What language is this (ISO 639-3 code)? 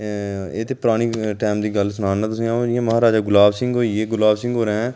doi